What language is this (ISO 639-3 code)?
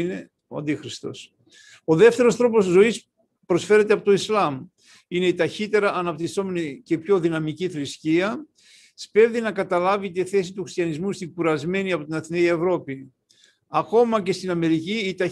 ell